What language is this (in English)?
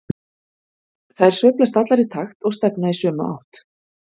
Icelandic